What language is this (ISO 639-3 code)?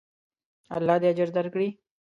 pus